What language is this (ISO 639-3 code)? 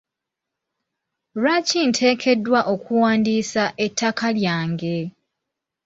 lug